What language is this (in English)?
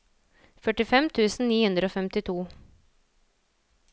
Norwegian